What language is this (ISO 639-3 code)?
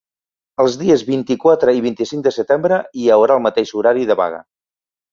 cat